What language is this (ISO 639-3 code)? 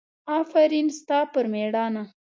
pus